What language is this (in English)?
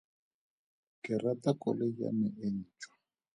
Tswana